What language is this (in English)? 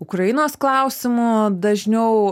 Lithuanian